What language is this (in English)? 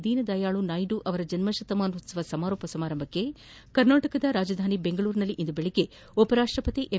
Kannada